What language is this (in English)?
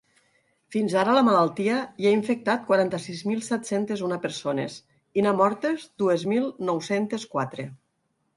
Catalan